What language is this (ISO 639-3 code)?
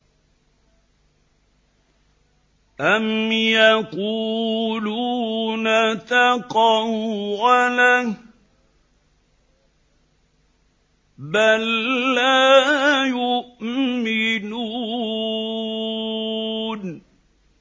ara